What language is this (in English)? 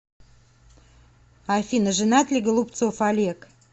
Russian